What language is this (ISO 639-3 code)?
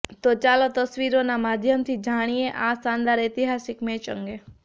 guj